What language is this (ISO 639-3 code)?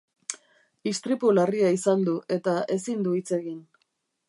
eus